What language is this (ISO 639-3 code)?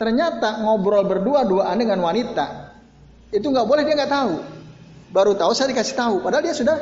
ind